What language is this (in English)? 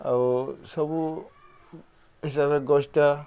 Odia